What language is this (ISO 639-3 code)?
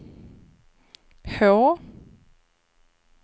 swe